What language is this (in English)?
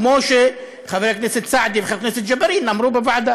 Hebrew